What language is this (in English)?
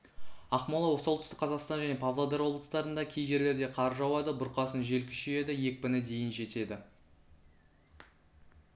Kazakh